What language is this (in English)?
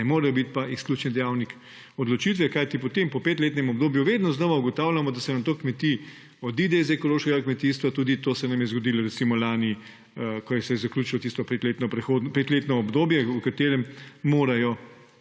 Slovenian